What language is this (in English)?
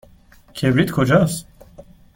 Persian